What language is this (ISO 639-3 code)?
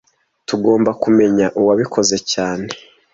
kin